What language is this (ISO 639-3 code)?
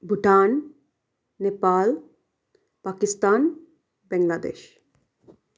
nep